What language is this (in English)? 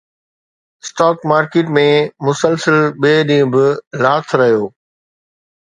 Sindhi